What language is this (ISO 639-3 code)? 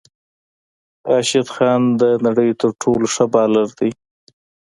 pus